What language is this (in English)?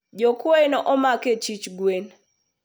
Luo (Kenya and Tanzania)